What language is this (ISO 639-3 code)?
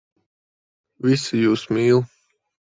lav